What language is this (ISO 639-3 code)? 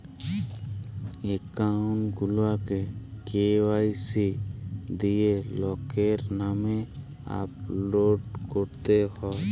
ben